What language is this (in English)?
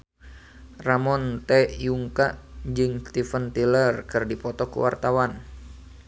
Sundanese